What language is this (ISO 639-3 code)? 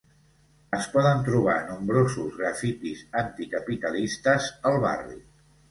cat